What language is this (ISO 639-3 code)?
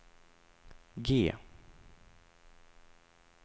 swe